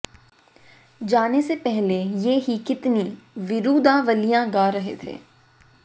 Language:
Hindi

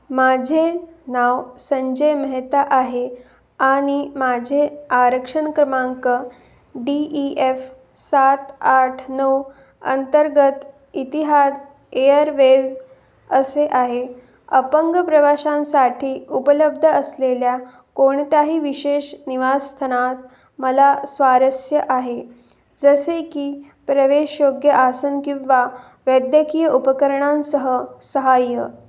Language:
Marathi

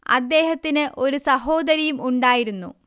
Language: Malayalam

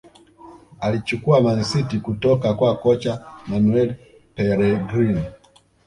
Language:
Swahili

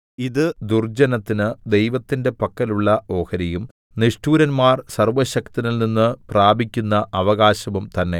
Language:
Malayalam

